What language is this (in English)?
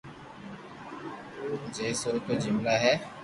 Loarki